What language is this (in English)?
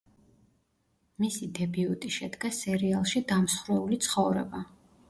Georgian